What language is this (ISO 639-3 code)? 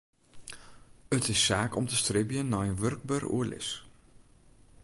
fry